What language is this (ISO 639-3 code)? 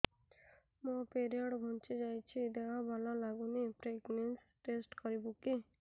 ori